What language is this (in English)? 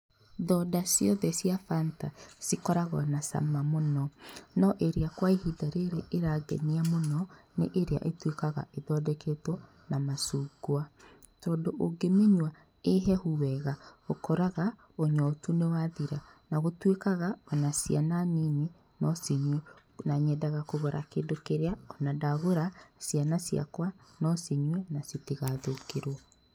Kikuyu